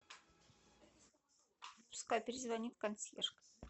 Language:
Russian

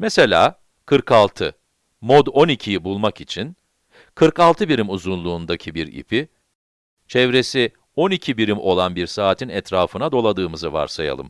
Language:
Turkish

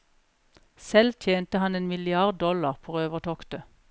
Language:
Norwegian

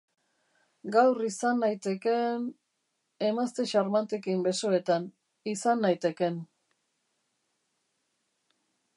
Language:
Basque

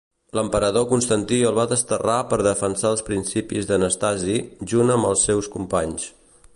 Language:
Catalan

